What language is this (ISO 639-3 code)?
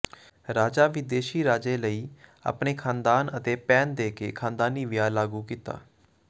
pan